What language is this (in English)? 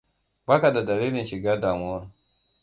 Hausa